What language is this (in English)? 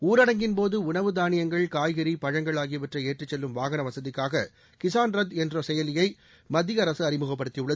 Tamil